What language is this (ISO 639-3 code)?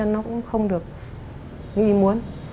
vie